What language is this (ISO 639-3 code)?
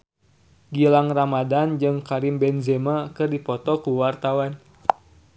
sun